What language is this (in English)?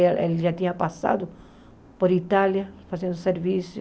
Portuguese